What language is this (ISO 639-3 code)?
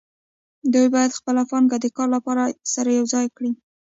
pus